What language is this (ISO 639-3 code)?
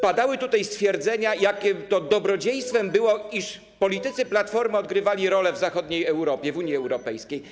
pol